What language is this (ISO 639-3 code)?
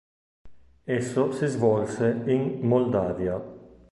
ita